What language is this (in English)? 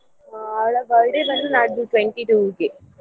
Kannada